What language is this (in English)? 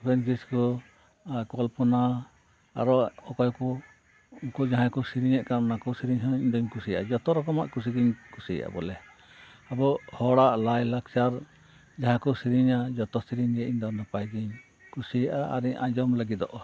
Santali